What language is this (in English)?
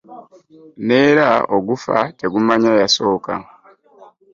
Ganda